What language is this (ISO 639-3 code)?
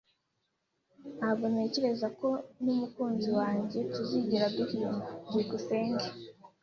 kin